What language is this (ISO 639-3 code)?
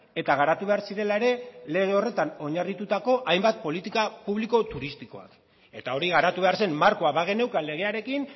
eus